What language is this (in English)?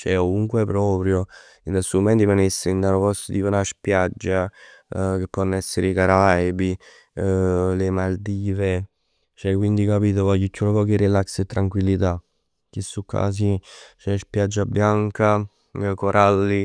Neapolitan